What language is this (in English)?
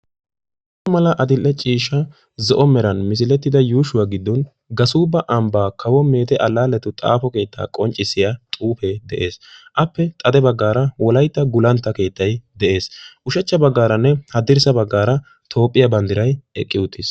Wolaytta